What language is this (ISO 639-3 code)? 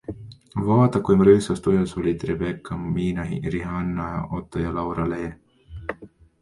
est